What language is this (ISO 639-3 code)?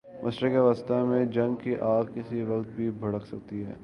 urd